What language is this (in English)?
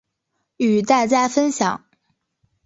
Chinese